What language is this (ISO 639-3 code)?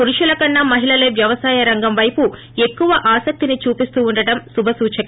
tel